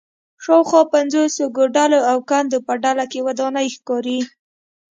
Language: Pashto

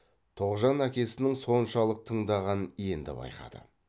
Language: Kazakh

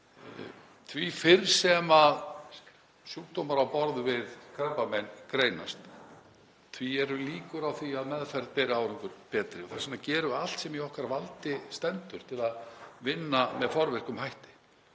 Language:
Icelandic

